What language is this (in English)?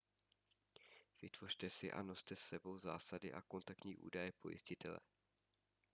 Czech